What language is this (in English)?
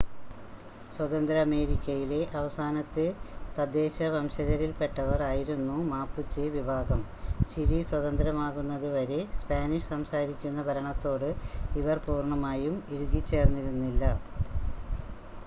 Malayalam